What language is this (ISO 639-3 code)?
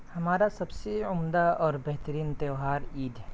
urd